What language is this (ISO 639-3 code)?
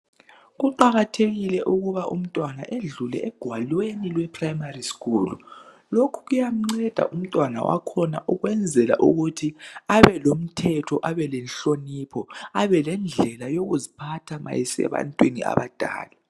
nde